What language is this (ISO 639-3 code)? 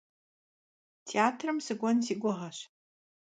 kbd